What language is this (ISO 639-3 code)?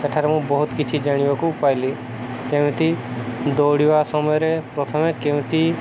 ori